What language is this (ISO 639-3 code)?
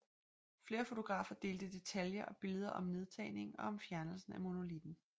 dan